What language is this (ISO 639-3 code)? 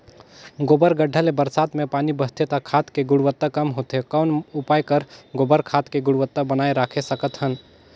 hne